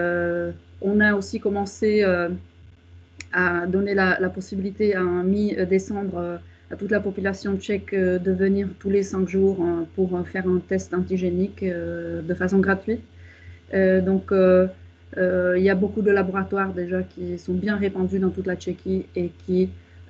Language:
French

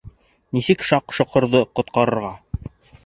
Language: Bashkir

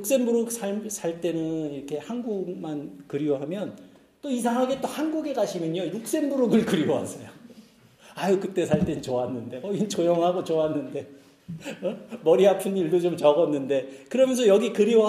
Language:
Korean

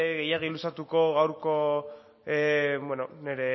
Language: Basque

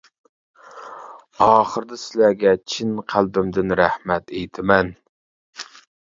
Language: Uyghur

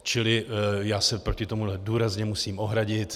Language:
Czech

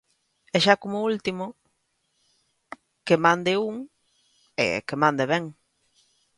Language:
Galician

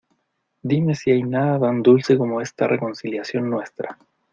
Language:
Spanish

